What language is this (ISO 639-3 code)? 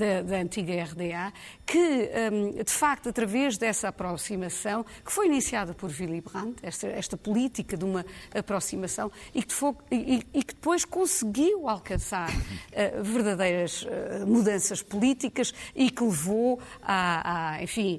por